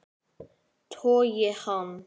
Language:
Icelandic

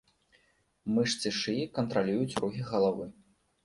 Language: Belarusian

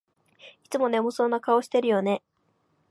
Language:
Japanese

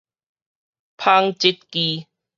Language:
Min Nan Chinese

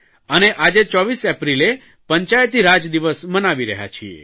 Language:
Gujarati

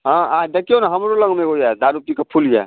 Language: Maithili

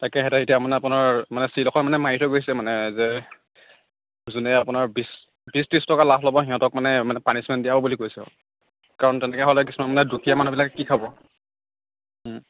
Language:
Assamese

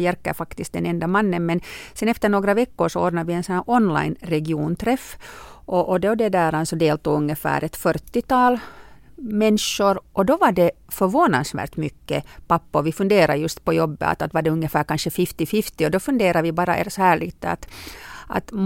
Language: Swedish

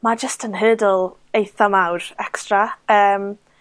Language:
Welsh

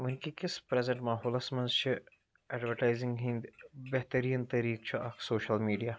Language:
Kashmiri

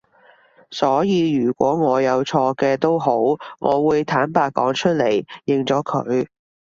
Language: Cantonese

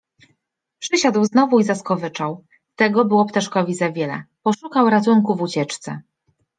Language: Polish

